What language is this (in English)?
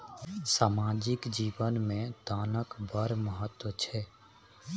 Maithili